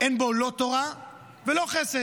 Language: Hebrew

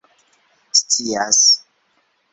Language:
Esperanto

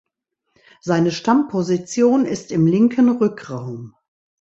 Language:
German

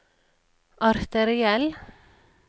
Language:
Norwegian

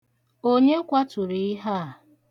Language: Igbo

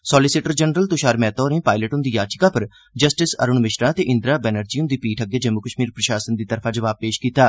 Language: Dogri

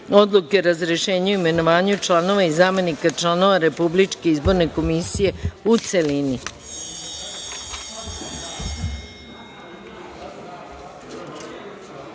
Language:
Serbian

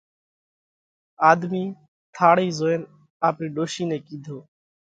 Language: Parkari Koli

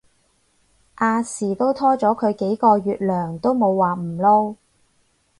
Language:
Cantonese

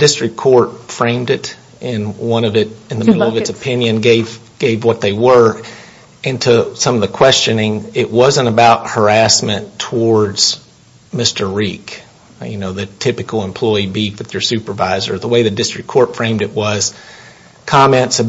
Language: English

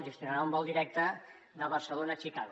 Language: Catalan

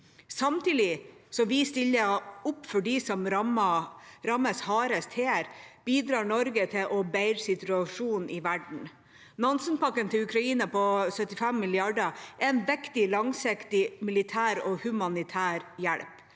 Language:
Norwegian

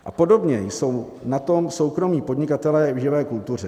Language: Czech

